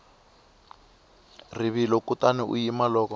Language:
Tsonga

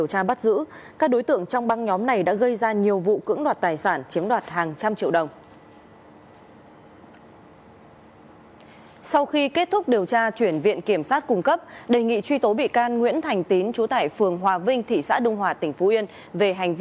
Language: Vietnamese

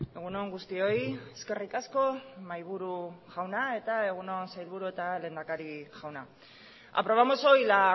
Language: Basque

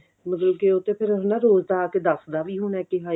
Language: Punjabi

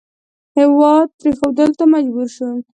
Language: Pashto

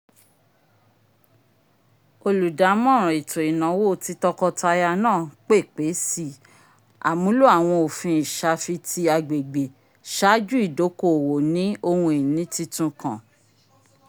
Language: Yoruba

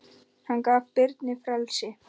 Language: Icelandic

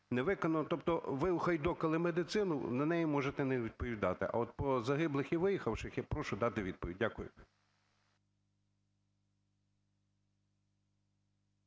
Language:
Ukrainian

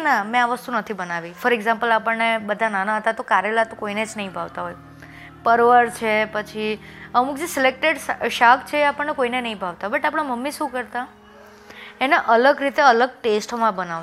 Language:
Gujarati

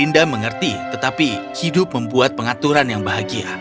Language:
Indonesian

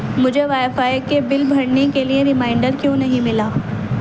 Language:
Urdu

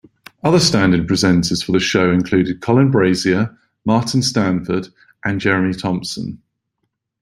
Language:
English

